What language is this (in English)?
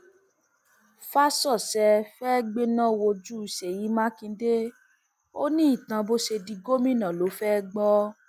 Yoruba